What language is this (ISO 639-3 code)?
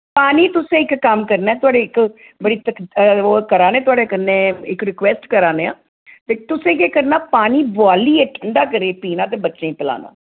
doi